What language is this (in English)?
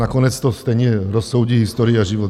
Czech